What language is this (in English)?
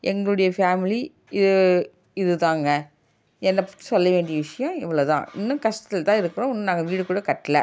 Tamil